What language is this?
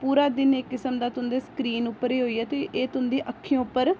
Dogri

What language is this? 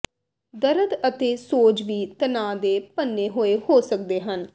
Punjabi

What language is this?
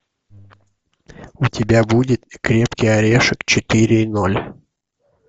Russian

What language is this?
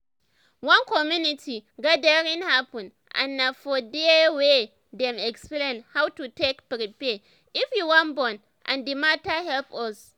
Nigerian Pidgin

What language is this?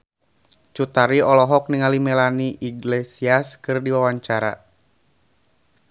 Sundanese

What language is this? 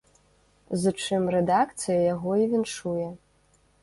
Belarusian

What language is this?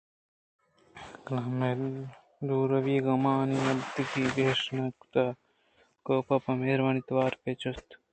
Eastern Balochi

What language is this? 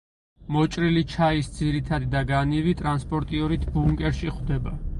Georgian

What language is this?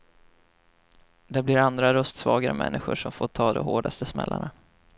Swedish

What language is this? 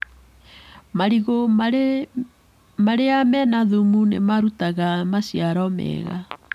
Kikuyu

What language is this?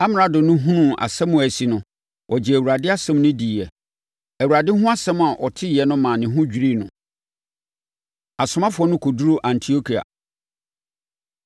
Akan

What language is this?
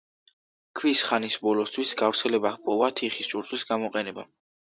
Georgian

